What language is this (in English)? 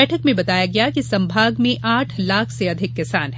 Hindi